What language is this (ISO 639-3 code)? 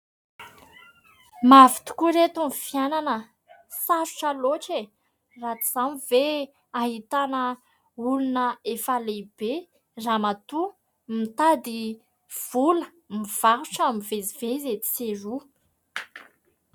mlg